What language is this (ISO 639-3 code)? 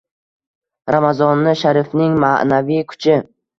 uzb